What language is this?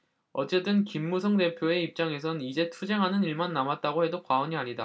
Korean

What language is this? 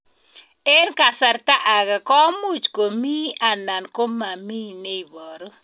Kalenjin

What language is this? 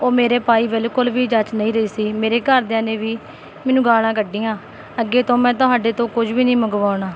Punjabi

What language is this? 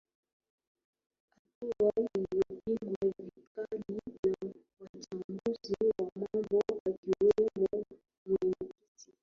Swahili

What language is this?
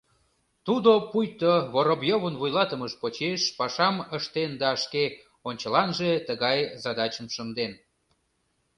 Mari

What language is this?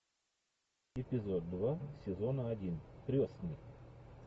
Russian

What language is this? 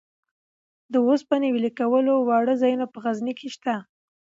Pashto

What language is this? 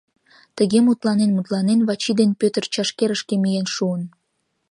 Mari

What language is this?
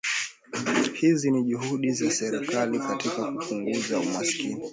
Swahili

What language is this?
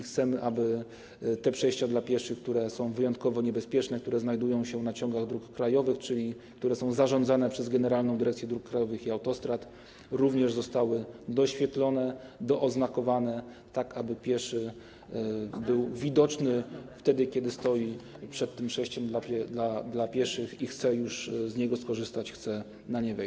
Polish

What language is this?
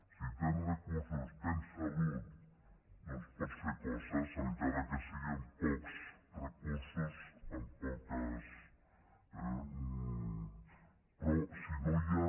Catalan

